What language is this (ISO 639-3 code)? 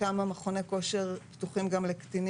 heb